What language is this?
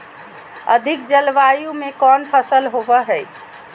Magahi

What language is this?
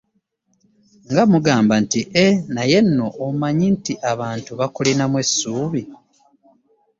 Ganda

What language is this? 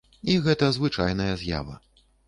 Belarusian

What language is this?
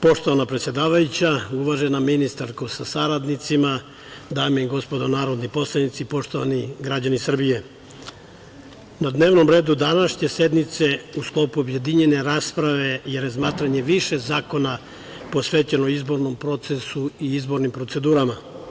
Serbian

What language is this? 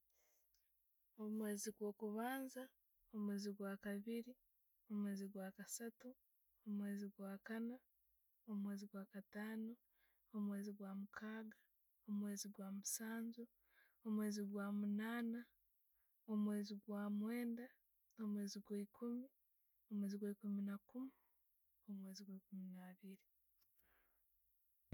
Tooro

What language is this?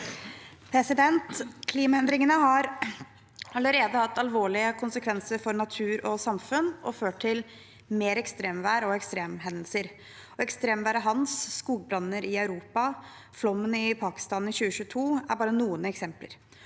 Norwegian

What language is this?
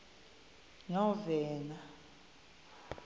Xhosa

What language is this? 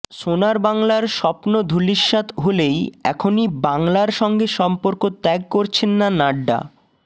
Bangla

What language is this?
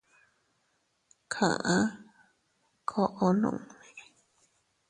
Teutila Cuicatec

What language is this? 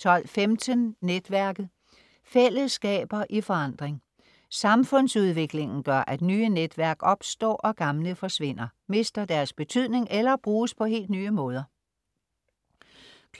Danish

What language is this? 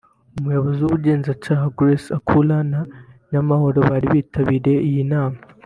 Kinyarwanda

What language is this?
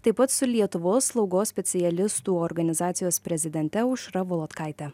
Lithuanian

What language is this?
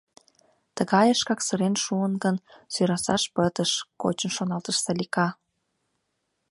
Mari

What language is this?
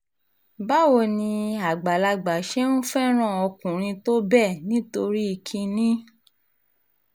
Yoruba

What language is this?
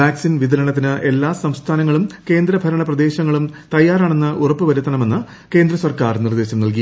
Malayalam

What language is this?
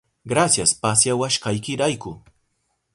Southern Pastaza Quechua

